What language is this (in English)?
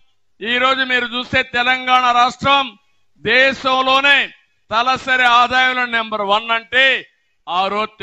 Telugu